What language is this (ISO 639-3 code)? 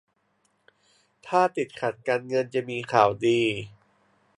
tha